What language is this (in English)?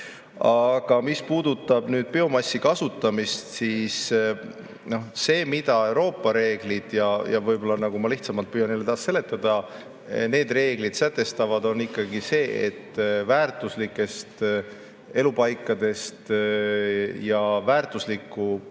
Estonian